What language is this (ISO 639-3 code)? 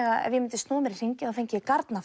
isl